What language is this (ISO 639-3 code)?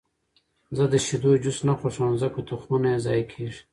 pus